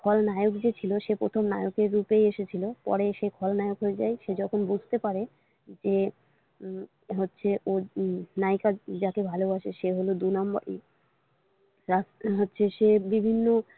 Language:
Bangla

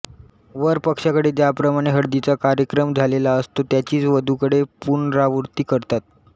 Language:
Marathi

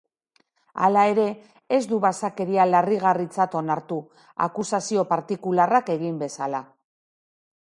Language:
Basque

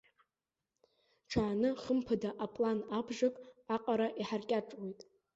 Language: Abkhazian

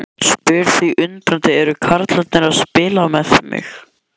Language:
Icelandic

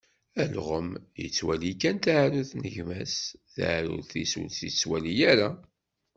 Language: Kabyle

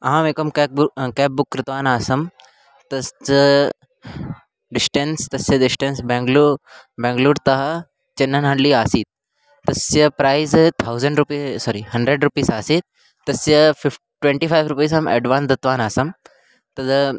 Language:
Sanskrit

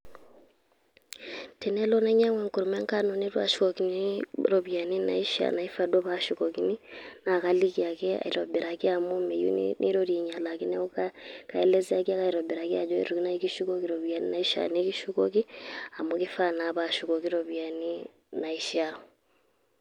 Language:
Masai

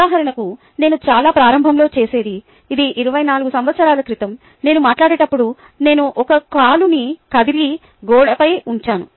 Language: Telugu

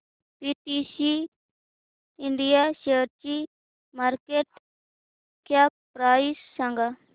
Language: Marathi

